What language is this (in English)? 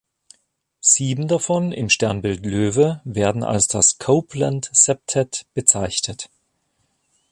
German